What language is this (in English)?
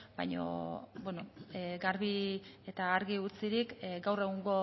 Basque